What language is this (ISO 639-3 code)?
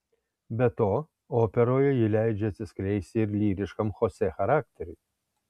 lit